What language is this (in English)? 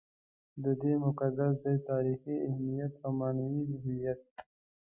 Pashto